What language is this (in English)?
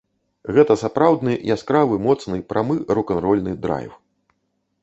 Belarusian